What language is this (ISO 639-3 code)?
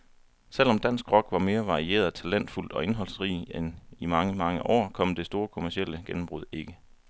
dan